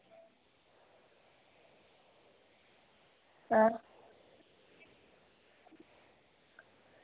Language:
Dogri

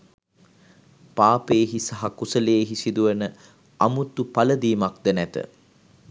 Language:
Sinhala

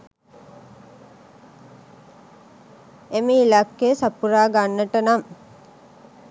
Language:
Sinhala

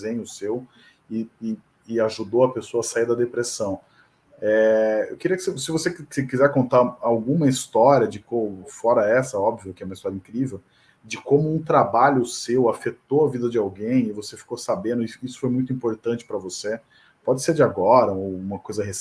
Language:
Portuguese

